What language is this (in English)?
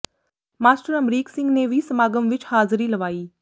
Punjabi